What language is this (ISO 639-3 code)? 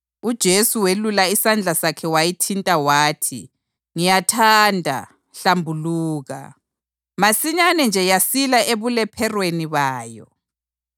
nde